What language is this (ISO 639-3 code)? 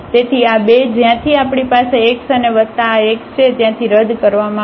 guj